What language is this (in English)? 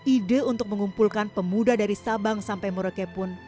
Indonesian